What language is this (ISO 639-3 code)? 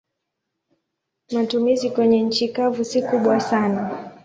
swa